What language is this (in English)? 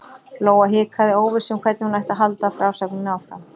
Icelandic